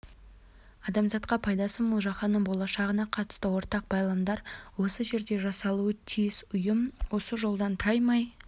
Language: Kazakh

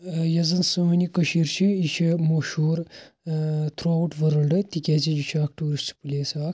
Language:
Kashmiri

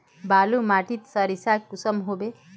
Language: Magahi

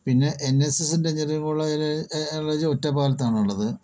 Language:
Malayalam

